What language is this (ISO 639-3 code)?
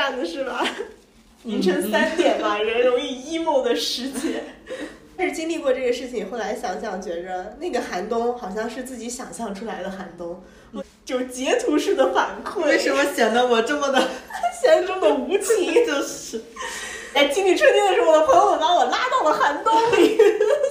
zho